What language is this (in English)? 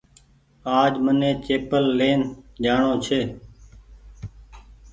Goaria